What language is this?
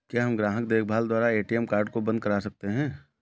Hindi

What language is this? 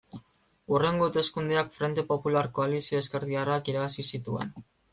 Basque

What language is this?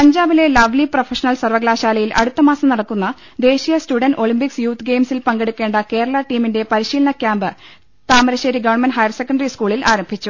Malayalam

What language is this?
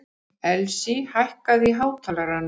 Icelandic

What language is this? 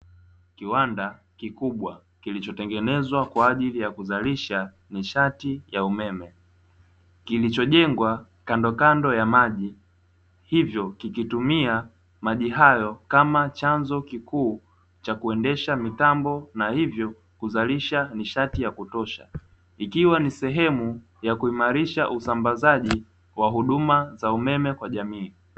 Swahili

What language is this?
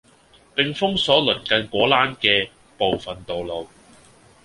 Cantonese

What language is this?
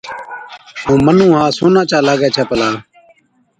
Od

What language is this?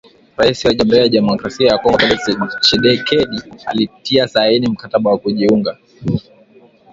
Swahili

